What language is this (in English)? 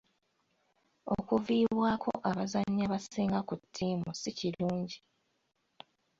Ganda